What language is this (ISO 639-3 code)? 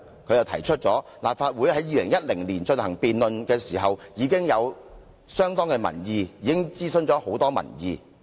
yue